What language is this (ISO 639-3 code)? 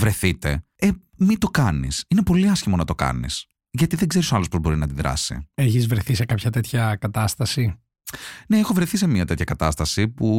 ell